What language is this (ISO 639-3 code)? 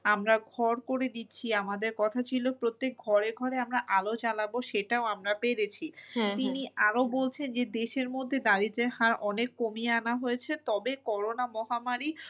ben